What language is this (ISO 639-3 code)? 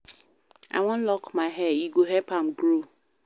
pcm